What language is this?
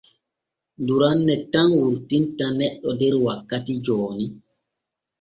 Borgu Fulfulde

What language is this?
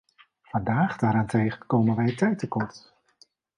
Dutch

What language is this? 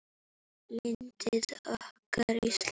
Icelandic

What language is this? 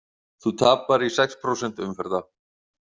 Icelandic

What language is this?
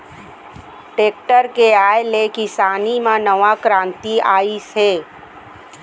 Chhattisgarhi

